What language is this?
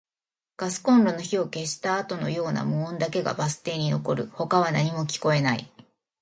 Japanese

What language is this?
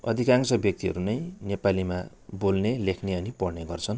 Nepali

